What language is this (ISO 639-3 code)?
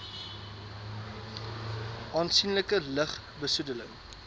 afr